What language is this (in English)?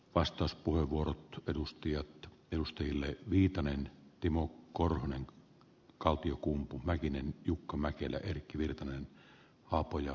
Finnish